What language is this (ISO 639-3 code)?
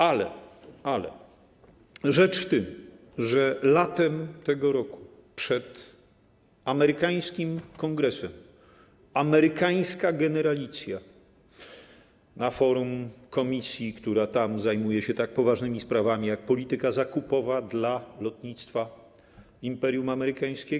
pol